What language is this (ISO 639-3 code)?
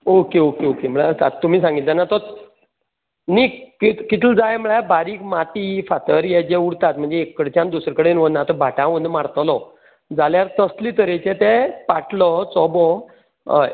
kok